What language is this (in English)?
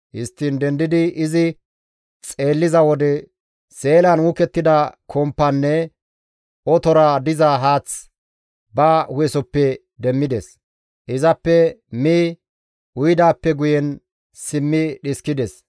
Gamo